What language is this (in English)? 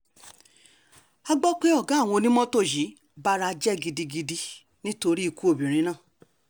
Yoruba